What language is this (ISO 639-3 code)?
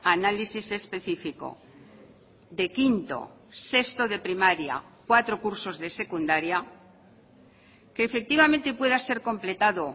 spa